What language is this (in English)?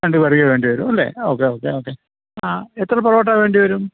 Malayalam